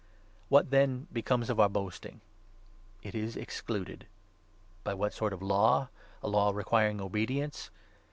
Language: English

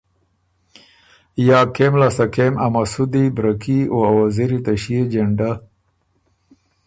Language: Ormuri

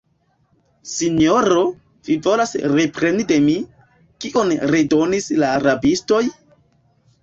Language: Esperanto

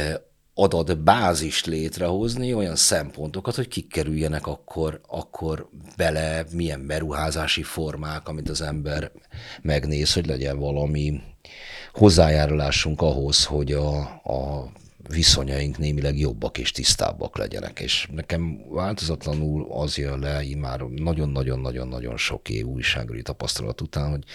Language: Hungarian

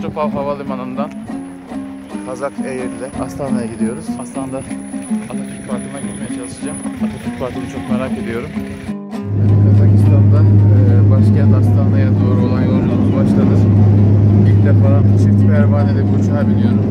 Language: Turkish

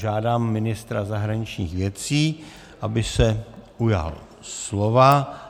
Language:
Czech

